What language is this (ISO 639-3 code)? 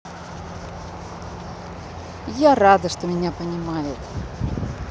rus